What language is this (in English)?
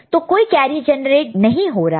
Hindi